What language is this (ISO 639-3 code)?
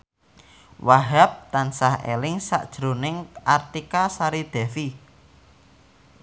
jav